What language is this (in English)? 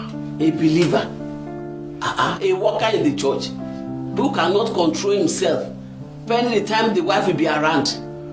English